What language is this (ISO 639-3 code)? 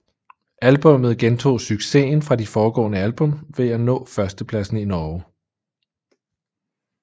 dan